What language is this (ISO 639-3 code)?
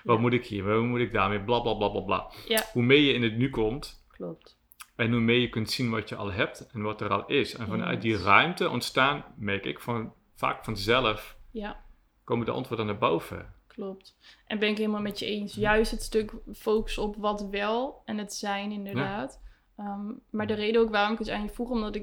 nld